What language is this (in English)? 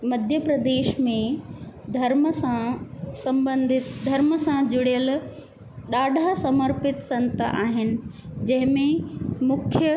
Sindhi